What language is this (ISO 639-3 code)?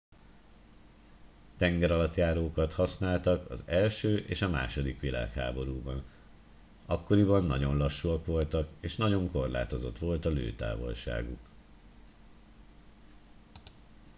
hun